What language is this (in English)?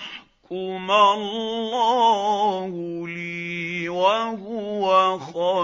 Arabic